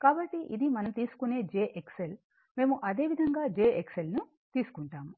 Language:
Telugu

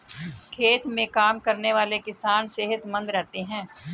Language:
Hindi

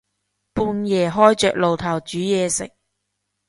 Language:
Cantonese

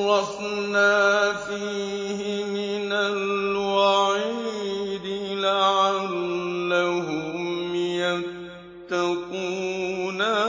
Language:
Arabic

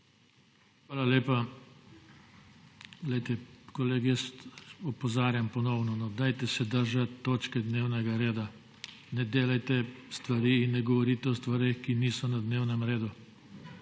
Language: Slovenian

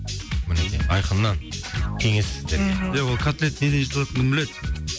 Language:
Kazakh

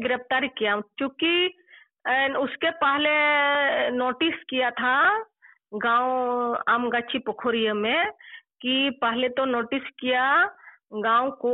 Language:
Telugu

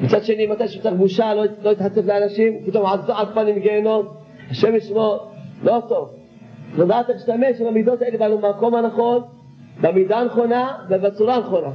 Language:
Hebrew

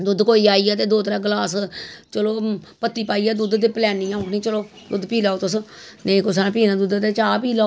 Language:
Dogri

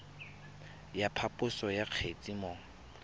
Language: Tswana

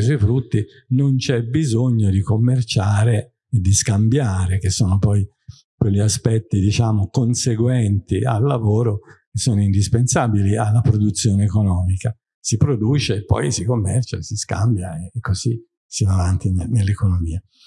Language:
Italian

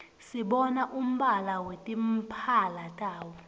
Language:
Swati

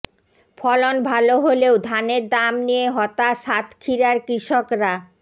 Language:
Bangla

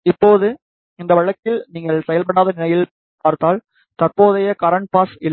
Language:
Tamil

